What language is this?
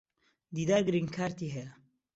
Central Kurdish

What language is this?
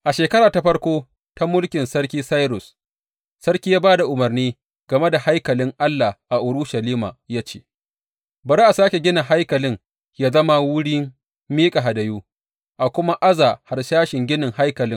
Hausa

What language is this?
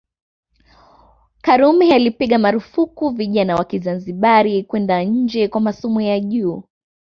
Swahili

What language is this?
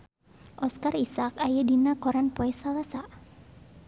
Sundanese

